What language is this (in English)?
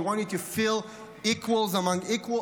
Hebrew